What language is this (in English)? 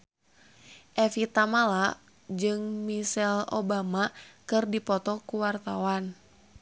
Sundanese